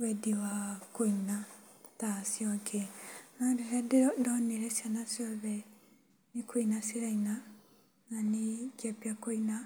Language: Kikuyu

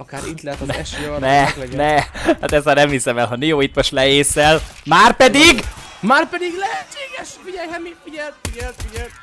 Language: Hungarian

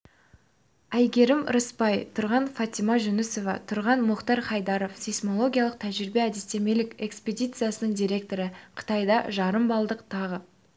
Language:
Kazakh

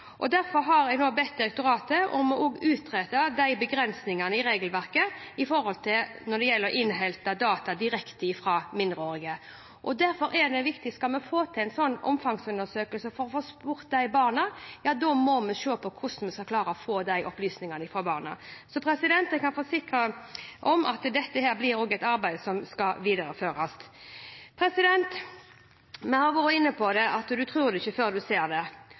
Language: Norwegian Bokmål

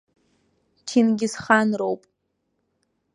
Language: Abkhazian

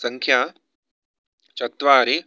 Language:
Sanskrit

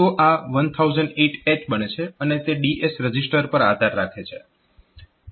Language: Gujarati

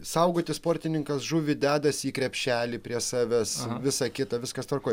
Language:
Lithuanian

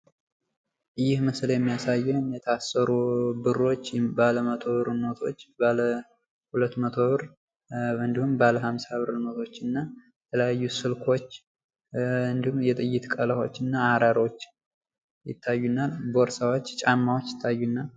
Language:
Amharic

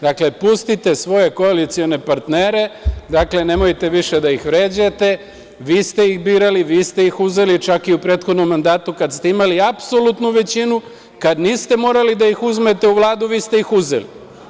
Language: Serbian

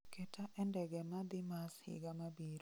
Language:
Luo (Kenya and Tanzania)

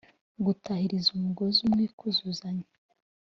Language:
Kinyarwanda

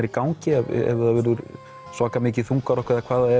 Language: Icelandic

